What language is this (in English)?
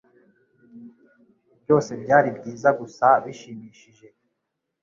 Kinyarwanda